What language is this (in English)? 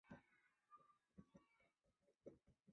Chinese